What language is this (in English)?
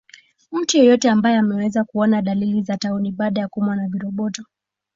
Swahili